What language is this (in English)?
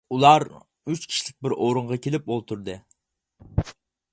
Uyghur